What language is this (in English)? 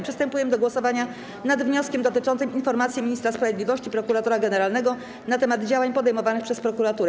Polish